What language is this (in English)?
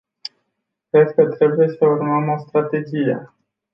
Romanian